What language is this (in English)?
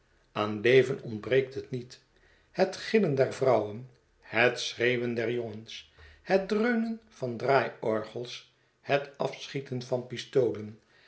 Dutch